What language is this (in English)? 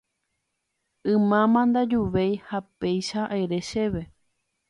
Guarani